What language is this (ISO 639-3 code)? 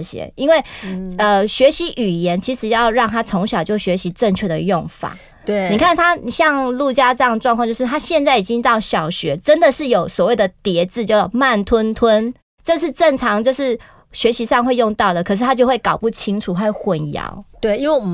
zho